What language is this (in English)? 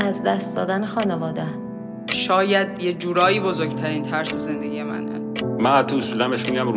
Persian